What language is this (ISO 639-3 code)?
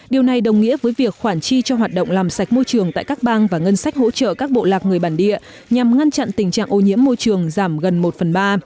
vie